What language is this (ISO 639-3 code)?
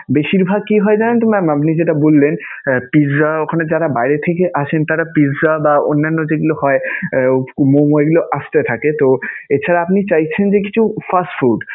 ben